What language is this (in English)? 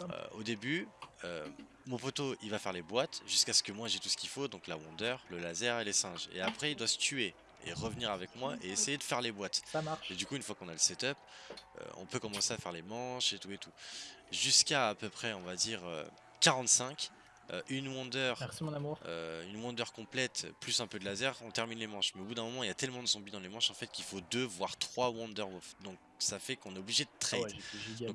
French